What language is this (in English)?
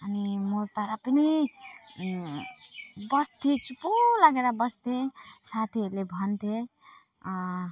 Nepali